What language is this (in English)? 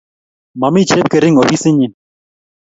Kalenjin